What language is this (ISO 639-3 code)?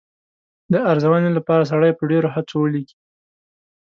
pus